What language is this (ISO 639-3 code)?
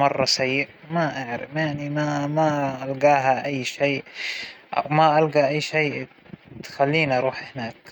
acw